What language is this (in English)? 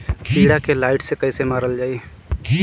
Bhojpuri